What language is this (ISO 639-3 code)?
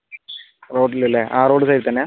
mal